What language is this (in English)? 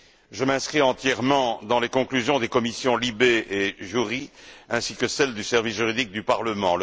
French